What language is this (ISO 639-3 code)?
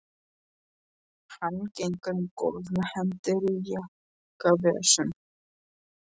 isl